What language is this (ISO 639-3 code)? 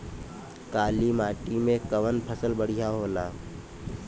bho